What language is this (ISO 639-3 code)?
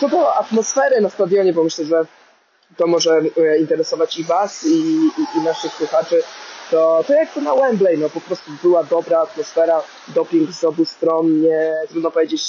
pol